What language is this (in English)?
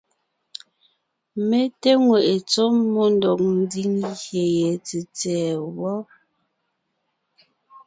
Ngiemboon